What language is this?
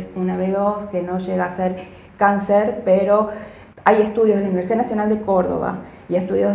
Spanish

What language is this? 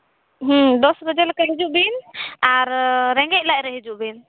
Santali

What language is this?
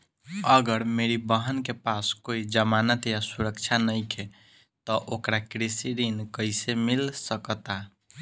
Bhojpuri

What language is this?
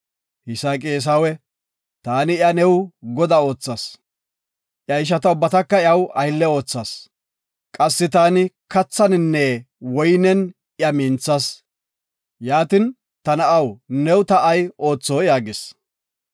Gofa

